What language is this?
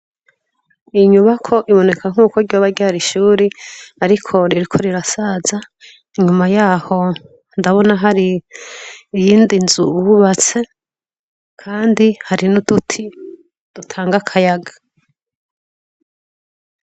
Rundi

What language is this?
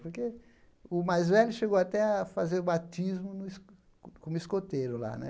Portuguese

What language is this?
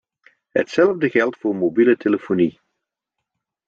Dutch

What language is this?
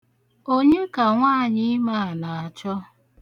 Igbo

